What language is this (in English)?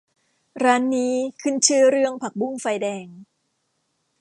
Thai